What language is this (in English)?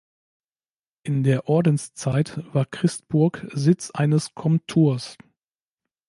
German